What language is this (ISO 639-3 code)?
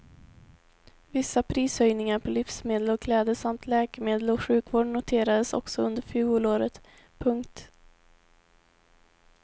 swe